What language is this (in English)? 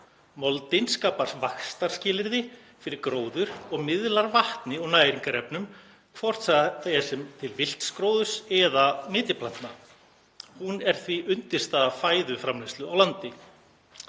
Icelandic